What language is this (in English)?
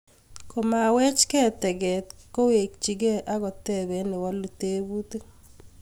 Kalenjin